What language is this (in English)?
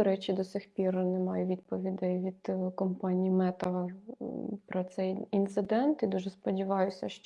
Ukrainian